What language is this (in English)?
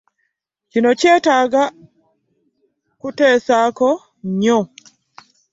Ganda